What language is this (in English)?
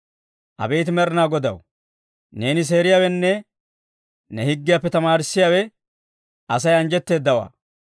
Dawro